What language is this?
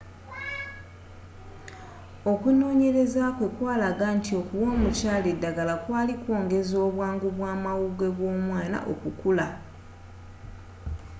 Ganda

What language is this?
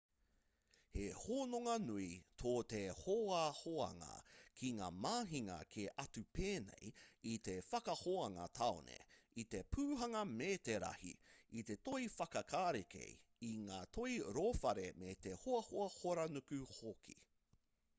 Māori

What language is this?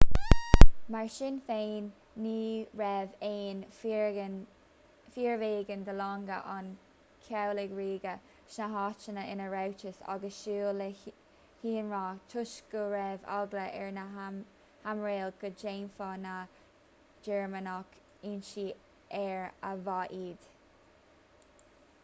Irish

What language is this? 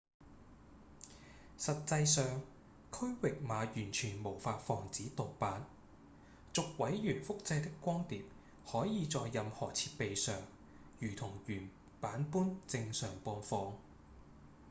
Cantonese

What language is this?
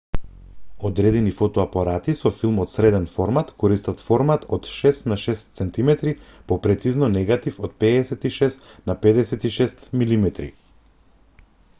Macedonian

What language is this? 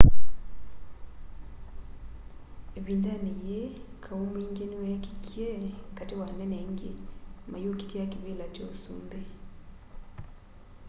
Kamba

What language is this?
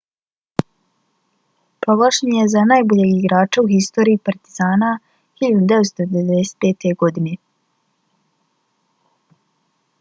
Bosnian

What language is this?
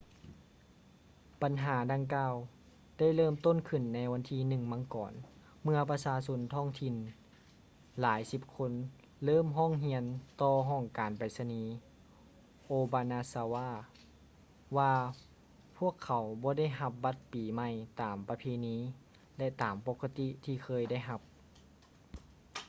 Lao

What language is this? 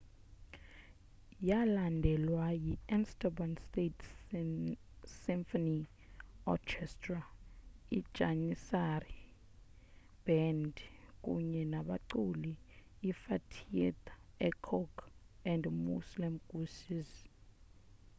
Xhosa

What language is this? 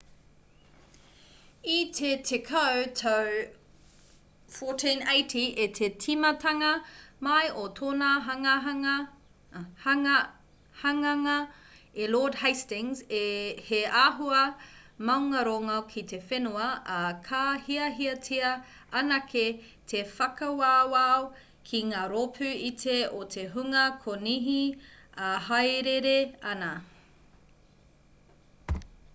Māori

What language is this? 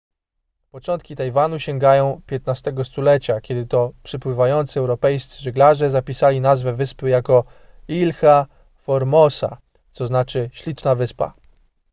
Polish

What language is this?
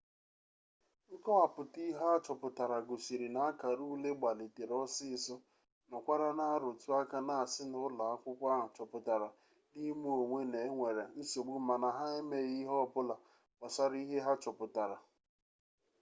Igbo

